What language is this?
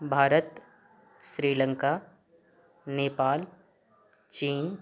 Maithili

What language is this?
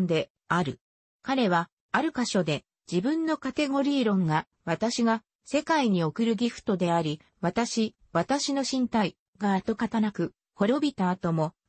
Japanese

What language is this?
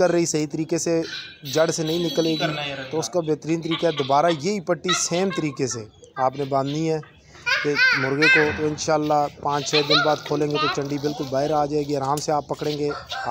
Hindi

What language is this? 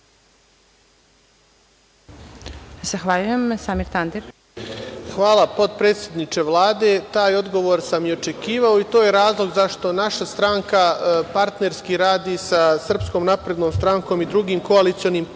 Serbian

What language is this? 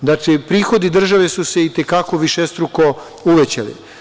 Serbian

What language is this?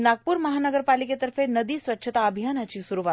Marathi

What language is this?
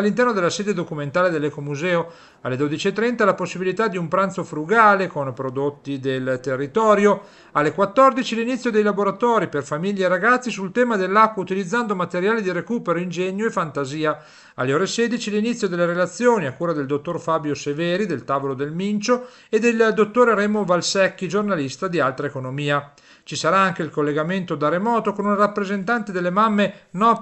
Italian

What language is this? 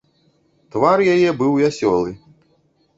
Belarusian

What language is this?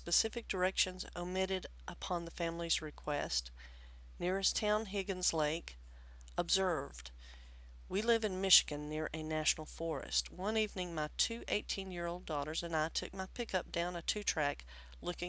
English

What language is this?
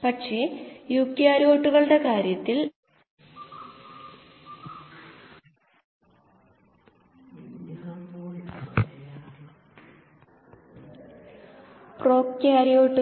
Malayalam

